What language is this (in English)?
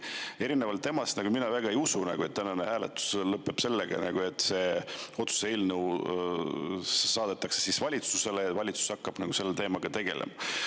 Estonian